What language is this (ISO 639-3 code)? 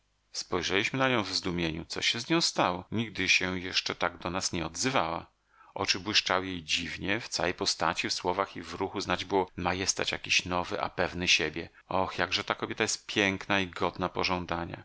pol